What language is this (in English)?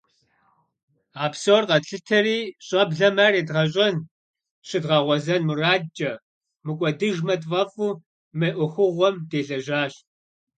Kabardian